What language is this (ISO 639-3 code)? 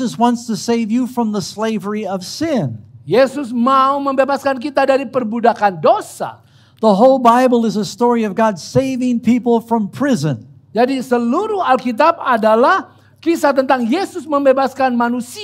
ind